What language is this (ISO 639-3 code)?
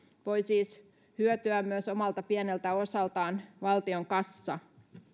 fin